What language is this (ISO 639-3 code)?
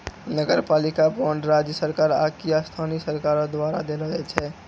mai